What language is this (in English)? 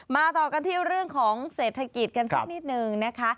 Thai